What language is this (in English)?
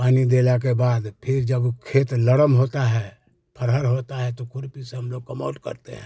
Hindi